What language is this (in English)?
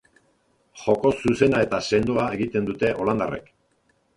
Basque